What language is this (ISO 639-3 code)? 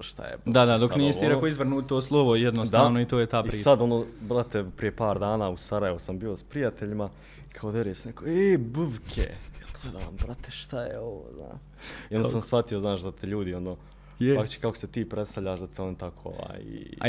hrv